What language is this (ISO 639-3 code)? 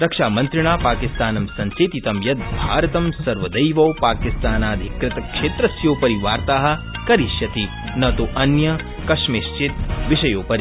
san